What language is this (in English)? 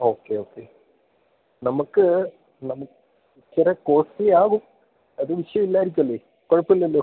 Malayalam